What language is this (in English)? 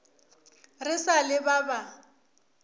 Northern Sotho